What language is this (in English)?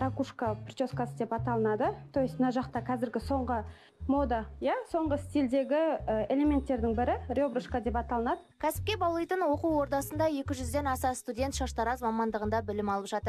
Russian